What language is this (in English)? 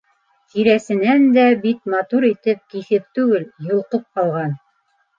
Bashkir